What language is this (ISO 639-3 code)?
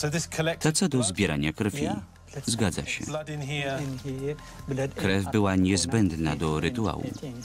pol